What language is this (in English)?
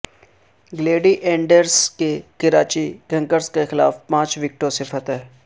Urdu